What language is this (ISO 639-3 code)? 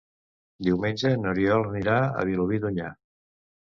cat